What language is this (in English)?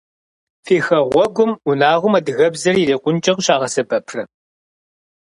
Kabardian